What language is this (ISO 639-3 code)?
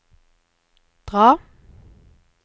nor